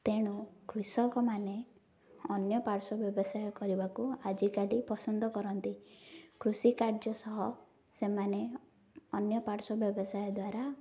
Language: Odia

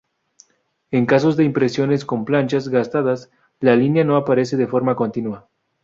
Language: Spanish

